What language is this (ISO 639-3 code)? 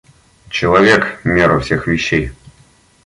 rus